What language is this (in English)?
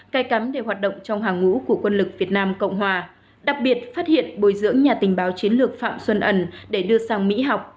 Vietnamese